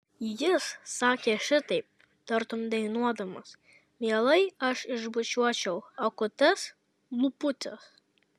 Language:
Lithuanian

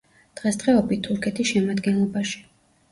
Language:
Georgian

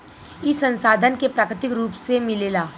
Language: Bhojpuri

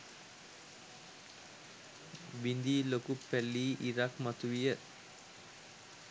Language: Sinhala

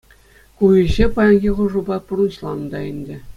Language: Chuvash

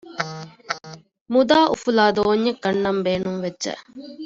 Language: Divehi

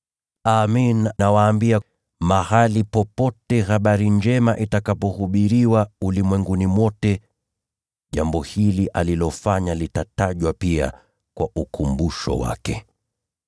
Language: Swahili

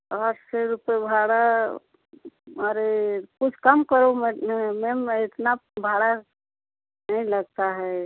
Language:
Hindi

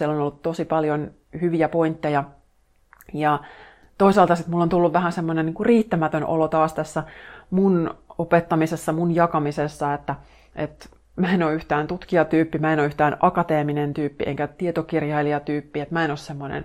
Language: Finnish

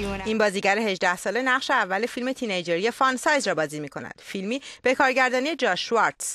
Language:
Persian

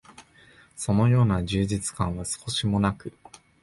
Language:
Japanese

